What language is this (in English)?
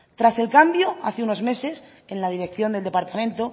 Spanish